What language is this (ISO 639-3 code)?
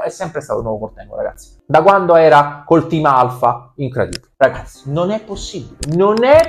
ita